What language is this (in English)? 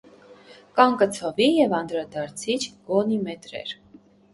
Armenian